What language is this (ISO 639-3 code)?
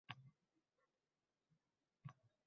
uzb